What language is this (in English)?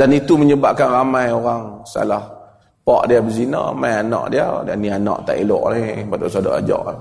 Malay